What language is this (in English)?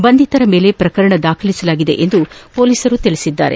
Kannada